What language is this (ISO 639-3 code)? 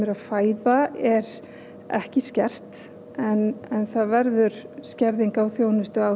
isl